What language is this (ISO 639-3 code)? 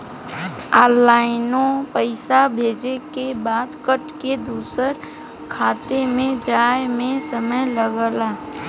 bho